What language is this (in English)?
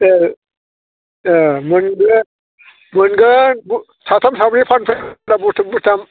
Bodo